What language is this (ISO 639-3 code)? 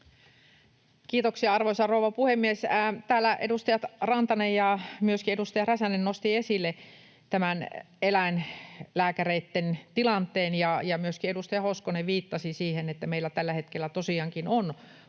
fin